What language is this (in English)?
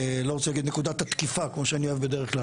Hebrew